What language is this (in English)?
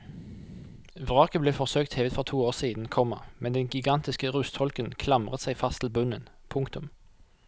Norwegian